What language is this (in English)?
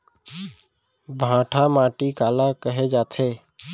Chhattisgarhi